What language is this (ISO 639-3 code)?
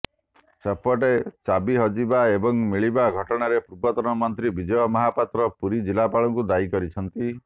ori